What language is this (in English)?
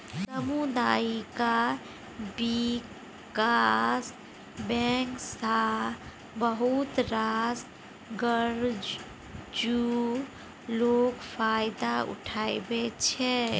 Maithili